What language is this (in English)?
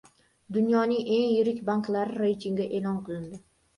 Uzbek